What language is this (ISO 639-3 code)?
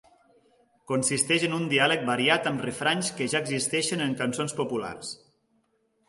cat